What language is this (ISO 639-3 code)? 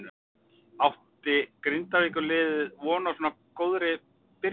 isl